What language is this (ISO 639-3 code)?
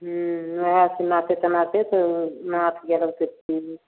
mai